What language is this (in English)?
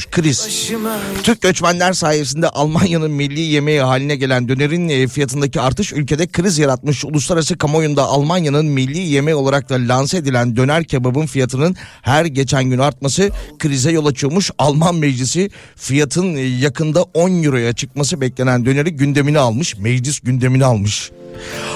Turkish